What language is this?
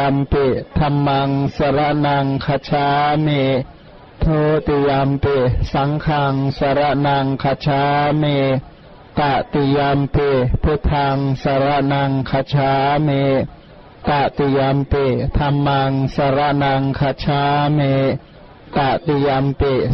Thai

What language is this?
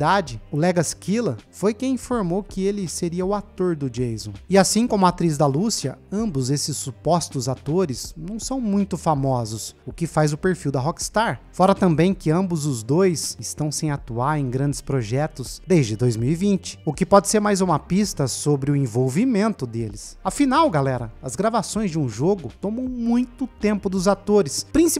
Portuguese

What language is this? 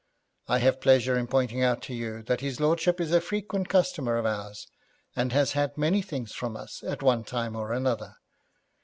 English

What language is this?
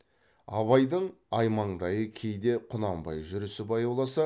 Kazakh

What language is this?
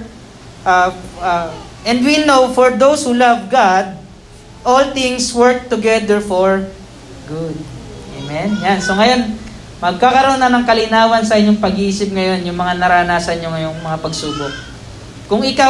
Filipino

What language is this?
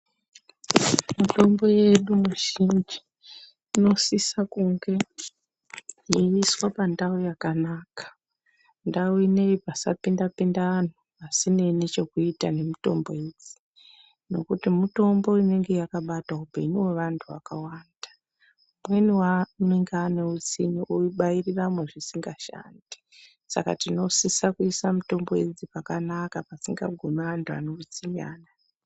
Ndau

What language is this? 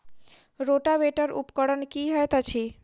Maithili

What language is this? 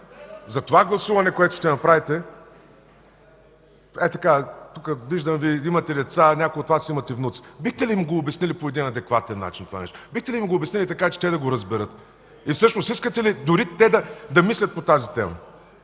Bulgarian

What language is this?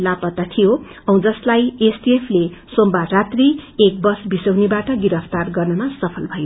Nepali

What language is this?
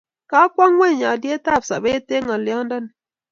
Kalenjin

